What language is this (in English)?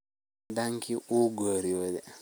Somali